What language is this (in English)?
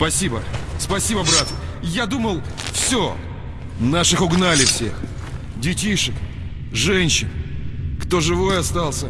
Russian